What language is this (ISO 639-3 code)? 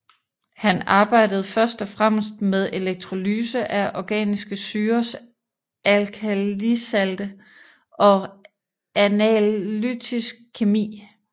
dan